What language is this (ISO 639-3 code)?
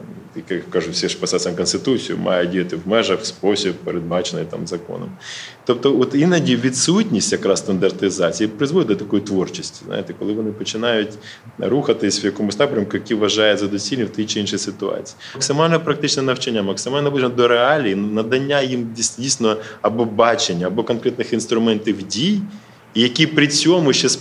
ukr